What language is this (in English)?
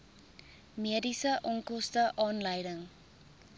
Afrikaans